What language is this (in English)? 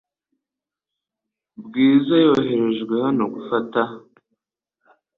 Kinyarwanda